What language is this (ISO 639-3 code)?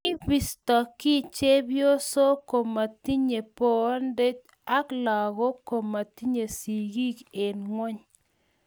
kln